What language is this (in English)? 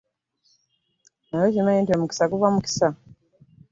Ganda